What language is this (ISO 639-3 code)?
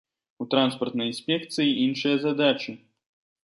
bel